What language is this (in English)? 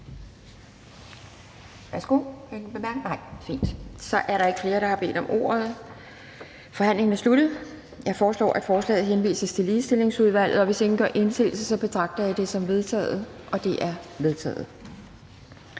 Danish